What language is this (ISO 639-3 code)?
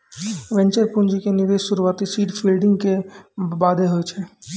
mai